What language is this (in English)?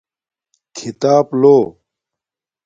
Domaaki